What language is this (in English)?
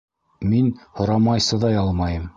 Bashkir